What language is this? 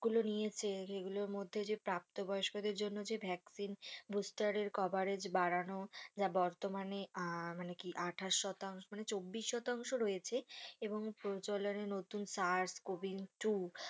Bangla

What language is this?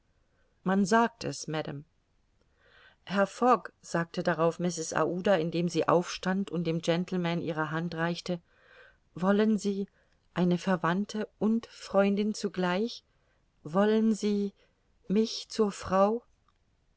German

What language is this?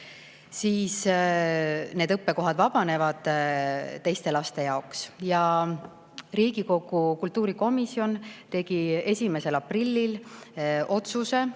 Estonian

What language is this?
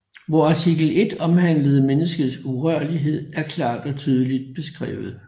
Danish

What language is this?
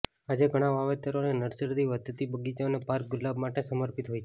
Gujarati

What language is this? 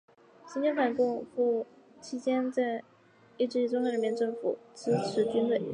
Chinese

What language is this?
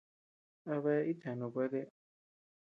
Tepeuxila Cuicatec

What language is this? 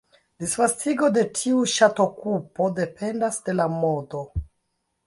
Esperanto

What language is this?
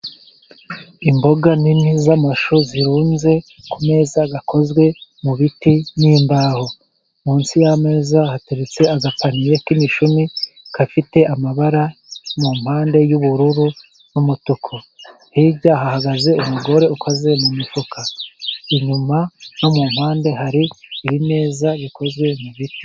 Kinyarwanda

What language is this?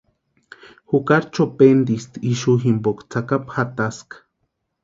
Western Highland Purepecha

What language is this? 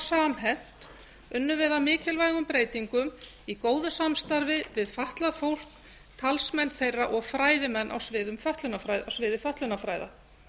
Icelandic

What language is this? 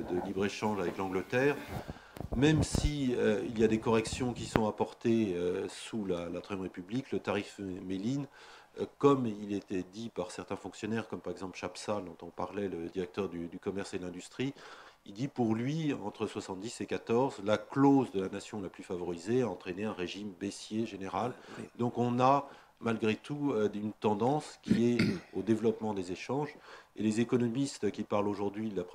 French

